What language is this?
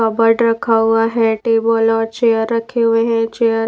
Hindi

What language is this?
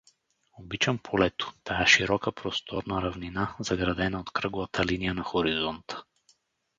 Bulgarian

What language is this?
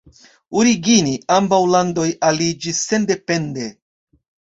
Esperanto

